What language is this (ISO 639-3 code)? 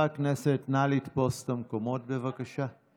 heb